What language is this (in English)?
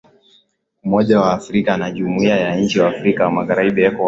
Swahili